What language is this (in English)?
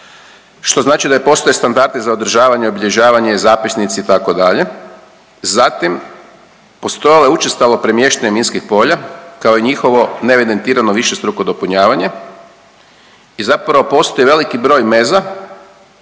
Croatian